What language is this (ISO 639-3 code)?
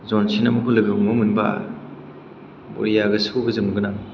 brx